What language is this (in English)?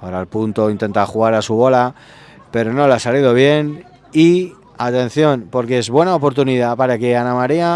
Spanish